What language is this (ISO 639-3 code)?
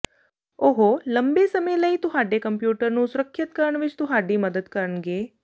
pan